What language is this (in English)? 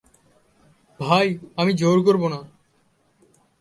Bangla